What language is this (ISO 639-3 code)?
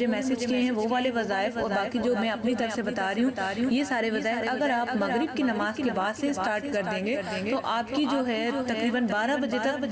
urd